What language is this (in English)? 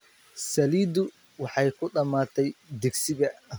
Somali